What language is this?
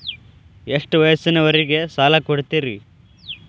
Kannada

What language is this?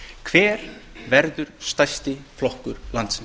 Icelandic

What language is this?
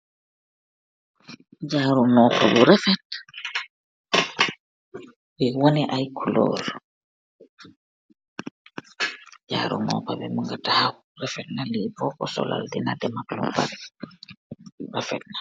Wolof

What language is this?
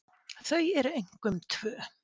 Icelandic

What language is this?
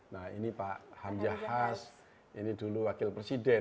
Indonesian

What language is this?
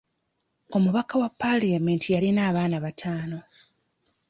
Ganda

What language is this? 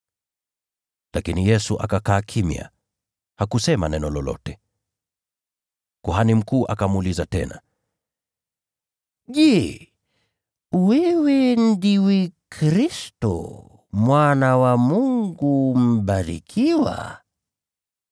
Swahili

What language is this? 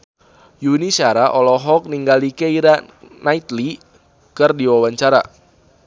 Sundanese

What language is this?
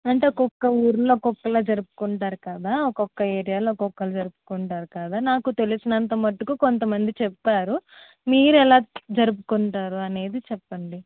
Telugu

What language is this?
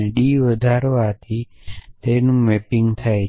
Gujarati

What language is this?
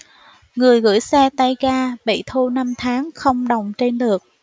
Vietnamese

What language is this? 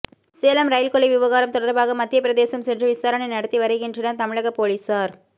Tamil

